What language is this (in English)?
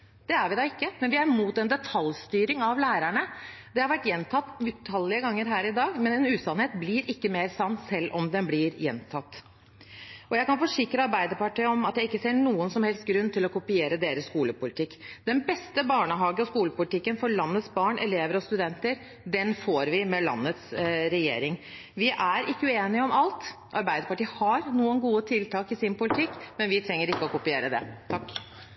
Norwegian Bokmål